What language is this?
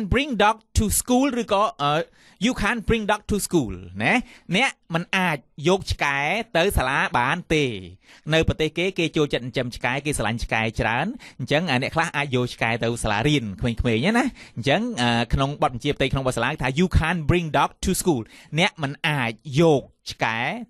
Thai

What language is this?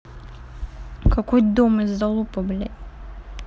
Russian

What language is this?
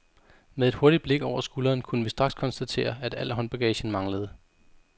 Danish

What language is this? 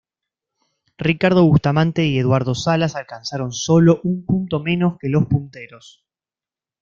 Spanish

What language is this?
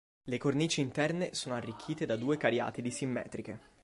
Italian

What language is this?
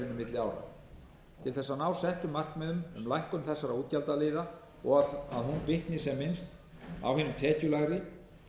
Icelandic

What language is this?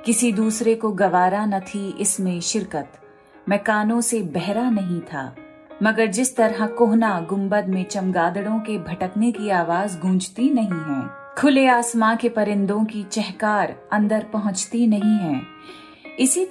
Hindi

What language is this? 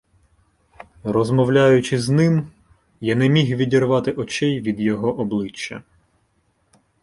Ukrainian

